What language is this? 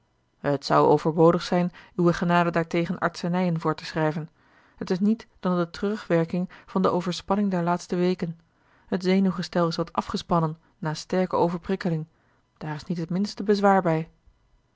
Dutch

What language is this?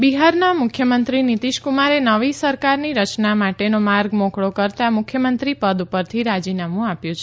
Gujarati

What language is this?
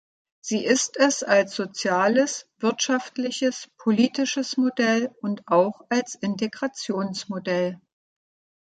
German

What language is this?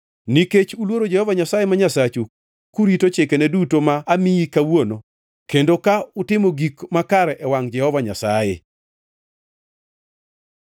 Luo (Kenya and Tanzania)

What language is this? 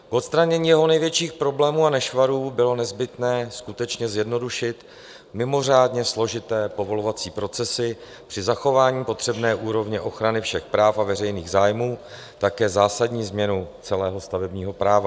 Czech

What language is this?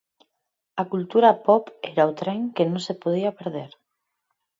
Galician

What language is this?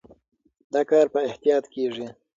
Pashto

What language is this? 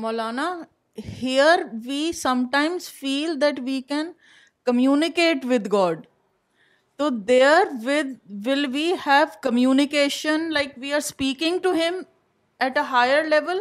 Urdu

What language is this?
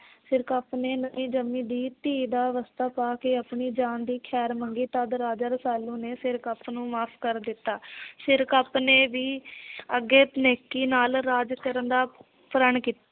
Punjabi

